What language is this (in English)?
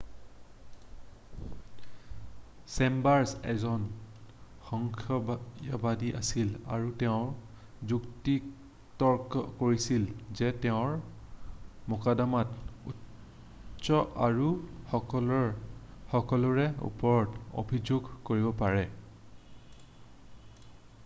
Assamese